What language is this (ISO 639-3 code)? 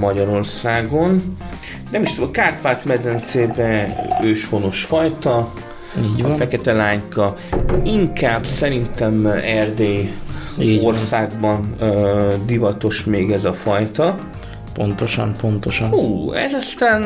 hun